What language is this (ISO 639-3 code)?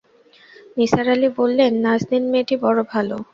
ben